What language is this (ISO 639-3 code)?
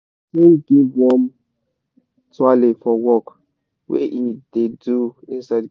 pcm